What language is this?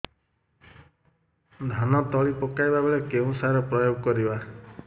Odia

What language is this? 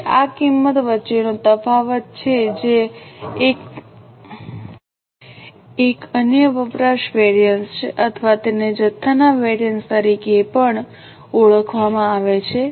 Gujarati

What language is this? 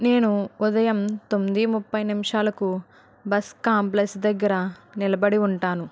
Telugu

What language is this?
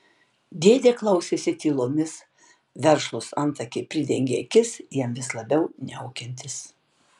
Lithuanian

